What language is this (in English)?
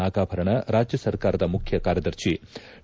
Kannada